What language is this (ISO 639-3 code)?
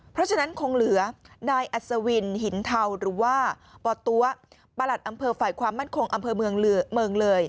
tha